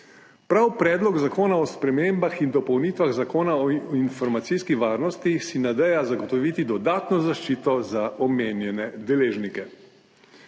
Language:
Slovenian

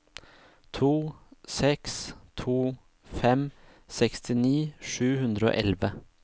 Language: Norwegian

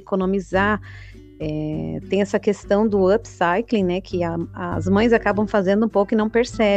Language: Portuguese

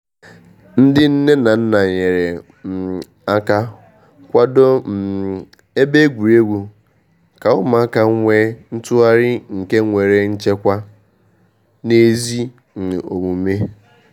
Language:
Igbo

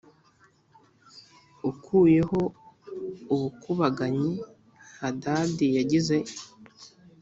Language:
Kinyarwanda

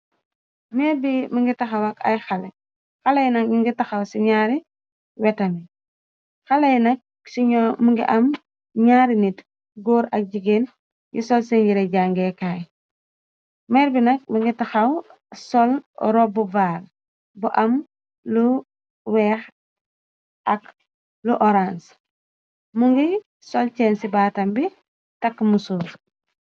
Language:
Wolof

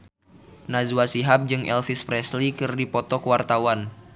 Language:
Sundanese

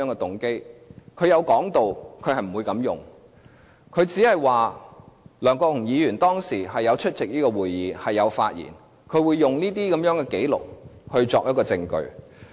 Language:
Cantonese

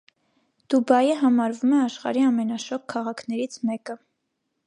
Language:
Armenian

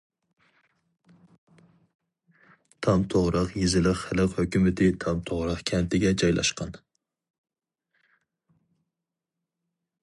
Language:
Uyghur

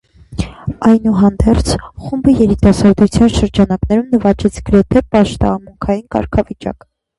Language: Armenian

